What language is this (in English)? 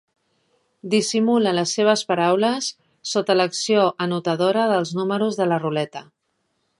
Catalan